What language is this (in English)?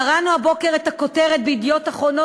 Hebrew